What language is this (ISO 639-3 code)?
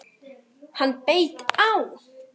isl